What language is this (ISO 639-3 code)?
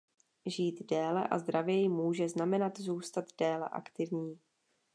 ces